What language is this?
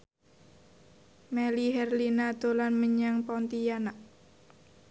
Javanese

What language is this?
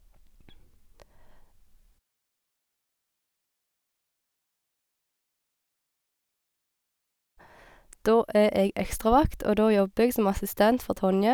Norwegian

